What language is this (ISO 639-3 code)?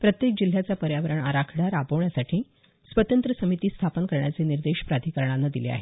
mar